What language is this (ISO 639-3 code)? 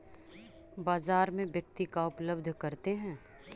mag